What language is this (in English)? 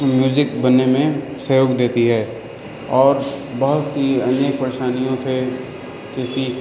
Urdu